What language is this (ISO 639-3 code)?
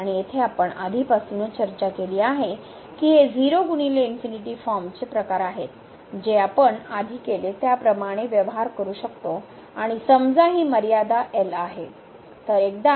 mar